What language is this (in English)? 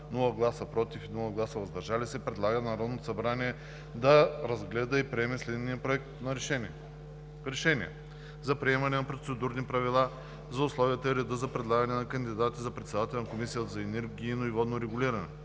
Bulgarian